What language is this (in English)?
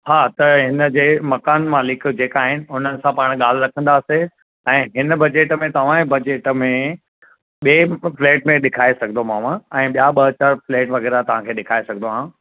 Sindhi